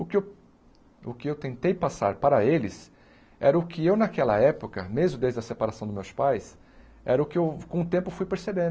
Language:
Portuguese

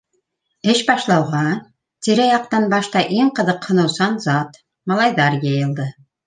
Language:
Bashkir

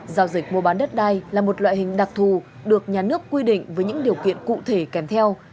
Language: Vietnamese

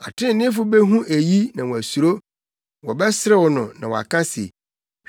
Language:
Akan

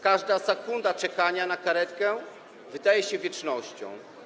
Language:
Polish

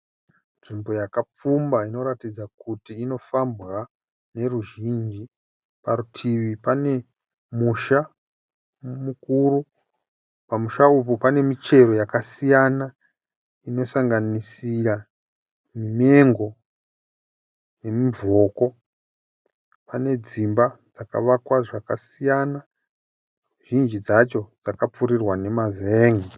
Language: Shona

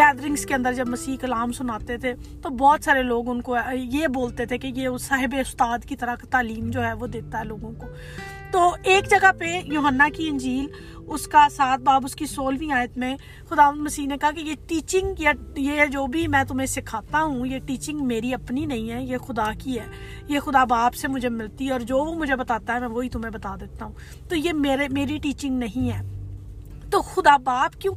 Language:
Urdu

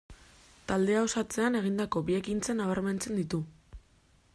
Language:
Basque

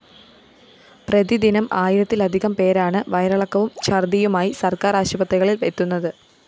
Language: Malayalam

